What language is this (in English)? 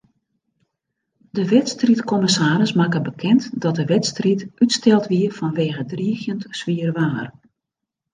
Western Frisian